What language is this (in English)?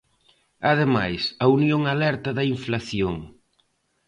Galician